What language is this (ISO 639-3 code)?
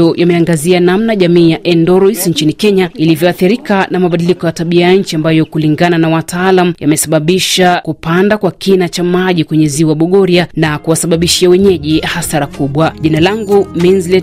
swa